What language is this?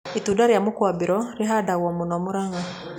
Kikuyu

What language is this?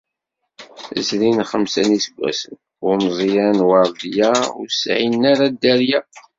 Kabyle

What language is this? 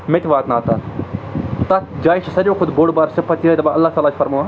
Kashmiri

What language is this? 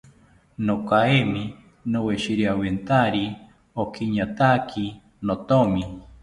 South Ucayali Ashéninka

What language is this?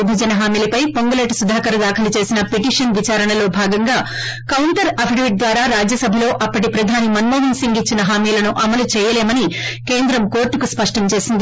Telugu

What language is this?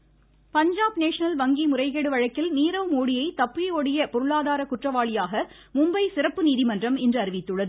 Tamil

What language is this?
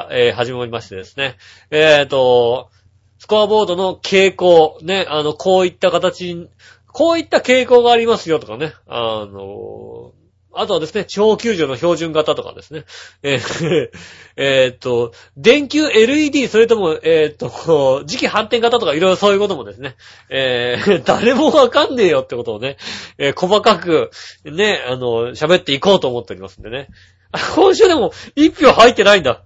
Japanese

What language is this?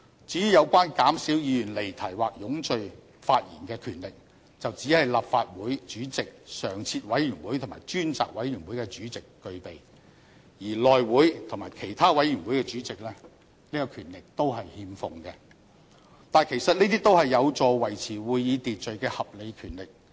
Cantonese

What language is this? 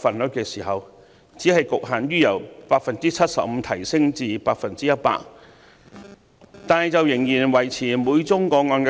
Cantonese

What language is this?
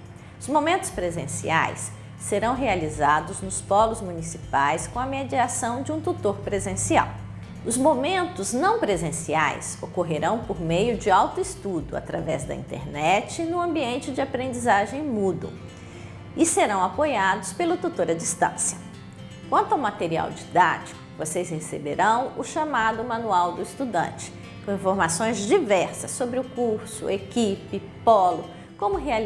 Portuguese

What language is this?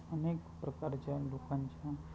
Marathi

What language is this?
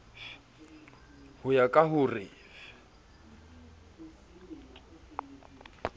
Southern Sotho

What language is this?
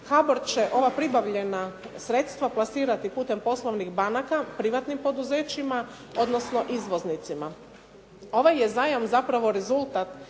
Croatian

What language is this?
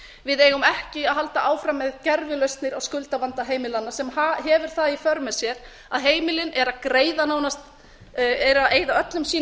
Icelandic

